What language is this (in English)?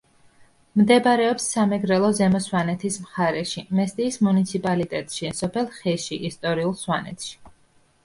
Georgian